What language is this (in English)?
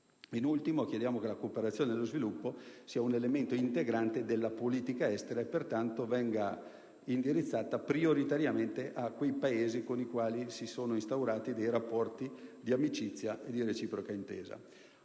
Italian